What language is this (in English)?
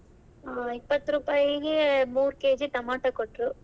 Kannada